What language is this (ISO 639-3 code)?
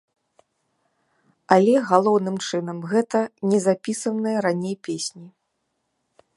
bel